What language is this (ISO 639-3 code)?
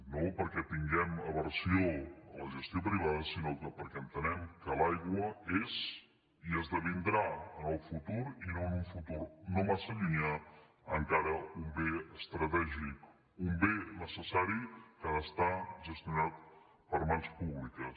cat